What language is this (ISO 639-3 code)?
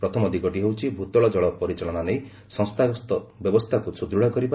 ori